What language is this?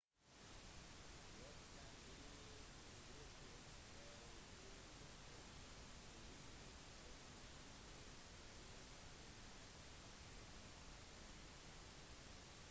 Norwegian Bokmål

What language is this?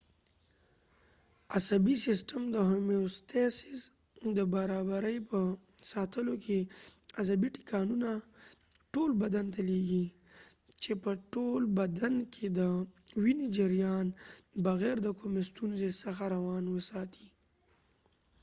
Pashto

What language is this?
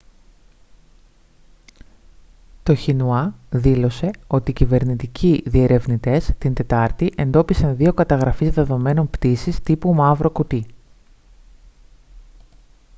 Greek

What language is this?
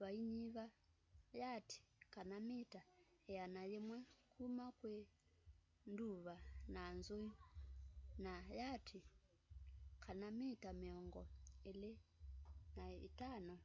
Kamba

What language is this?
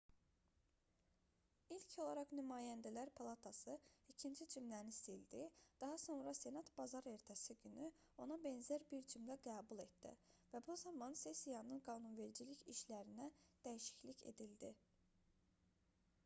Azerbaijani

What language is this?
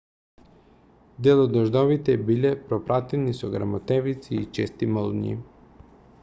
Macedonian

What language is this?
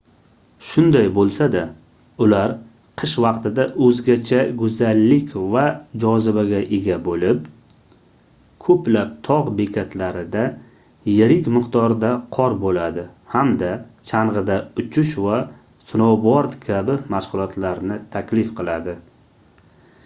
Uzbek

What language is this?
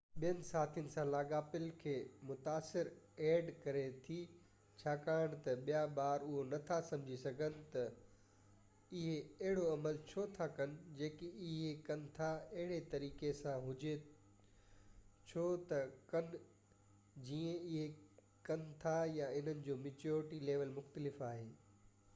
Sindhi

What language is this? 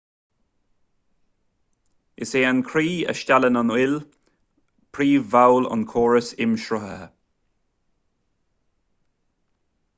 Irish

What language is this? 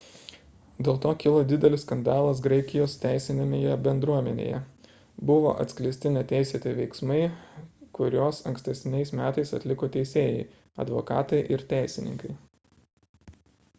Lithuanian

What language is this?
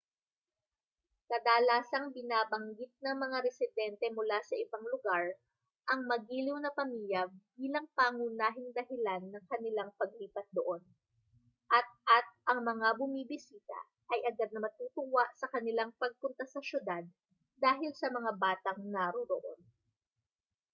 Filipino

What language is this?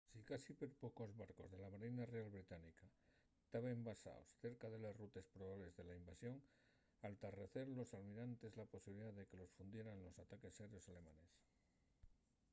Asturian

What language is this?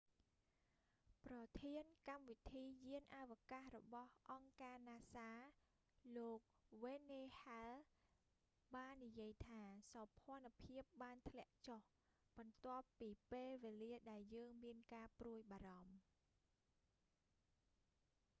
Khmer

